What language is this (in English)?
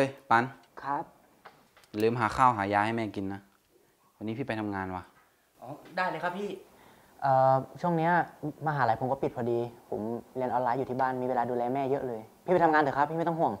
Thai